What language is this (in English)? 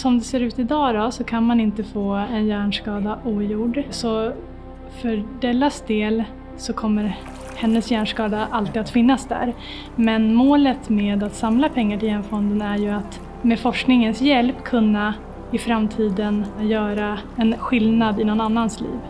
Swedish